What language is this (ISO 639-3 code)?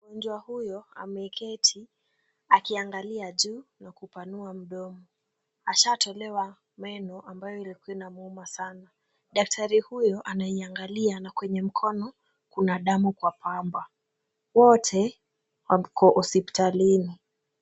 swa